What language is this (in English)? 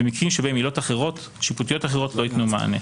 Hebrew